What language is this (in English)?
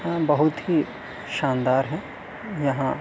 Urdu